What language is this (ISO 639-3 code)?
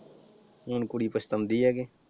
pan